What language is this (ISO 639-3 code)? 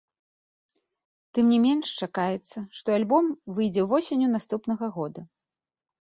bel